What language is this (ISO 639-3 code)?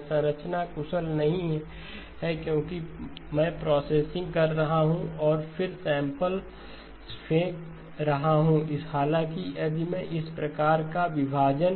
hin